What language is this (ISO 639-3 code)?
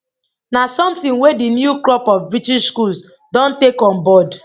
pcm